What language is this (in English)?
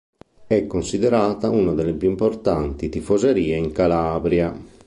Italian